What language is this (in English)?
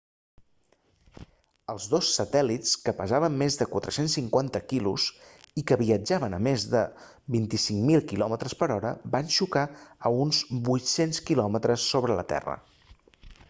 Catalan